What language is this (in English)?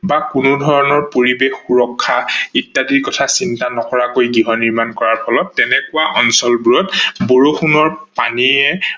Assamese